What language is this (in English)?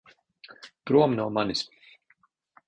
Latvian